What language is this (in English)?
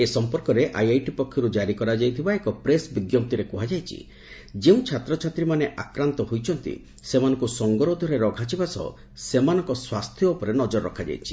Odia